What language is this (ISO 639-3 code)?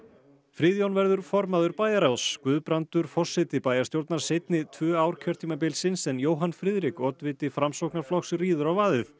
isl